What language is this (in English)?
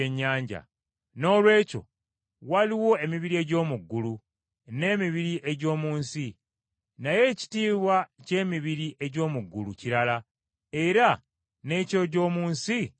Ganda